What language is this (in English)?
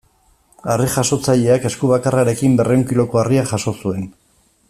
Basque